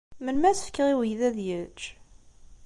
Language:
Kabyle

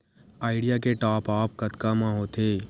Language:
Chhattisgarhi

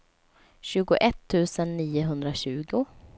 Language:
Swedish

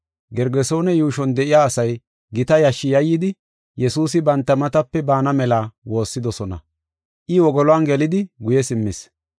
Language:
Gofa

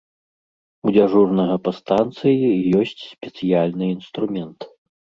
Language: Belarusian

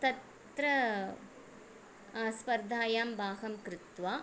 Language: Sanskrit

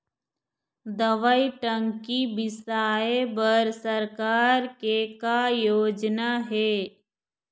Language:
Chhattisgarhi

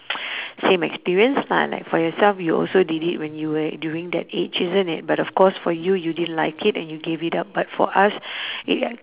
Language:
English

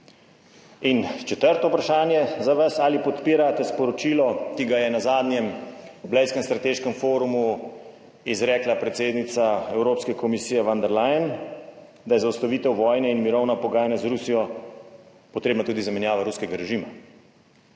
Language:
Slovenian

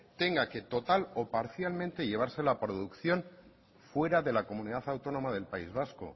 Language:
Spanish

